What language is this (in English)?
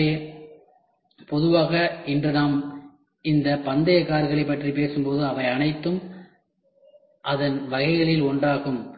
Tamil